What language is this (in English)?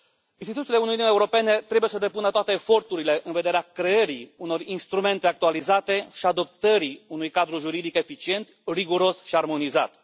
Romanian